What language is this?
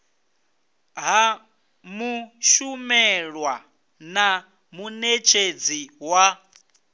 Venda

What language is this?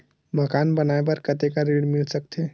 Chhattisgarhi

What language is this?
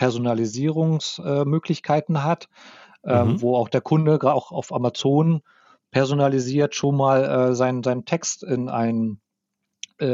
German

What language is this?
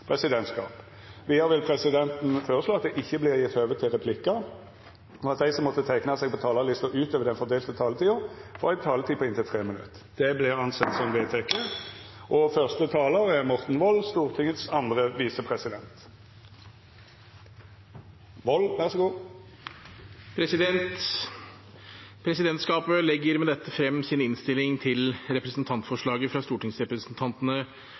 Norwegian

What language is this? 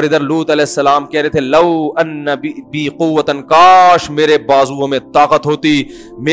Urdu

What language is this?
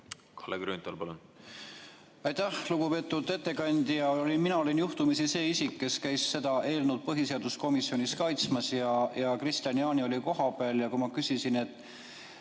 Estonian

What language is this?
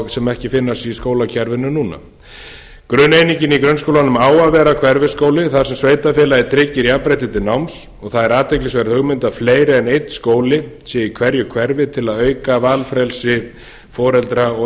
Icelandic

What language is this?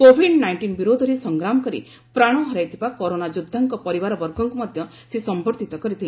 Odia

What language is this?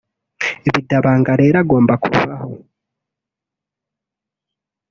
Kinyarwanda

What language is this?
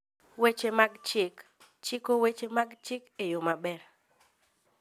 Luo (Kenya and Tanzania)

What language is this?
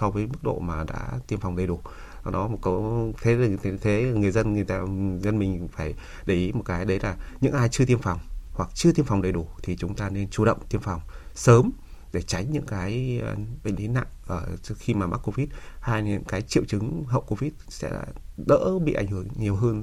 Vietnamese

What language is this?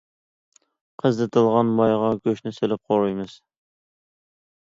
Uyghur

